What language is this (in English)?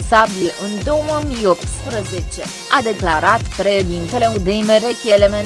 Romanian